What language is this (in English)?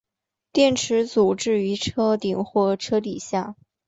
Chinese